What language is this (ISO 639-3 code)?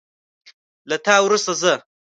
pus